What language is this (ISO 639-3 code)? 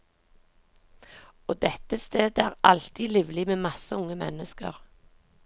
nor